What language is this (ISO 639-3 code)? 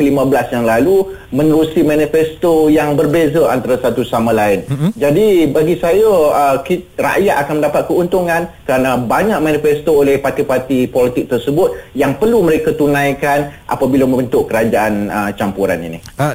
msa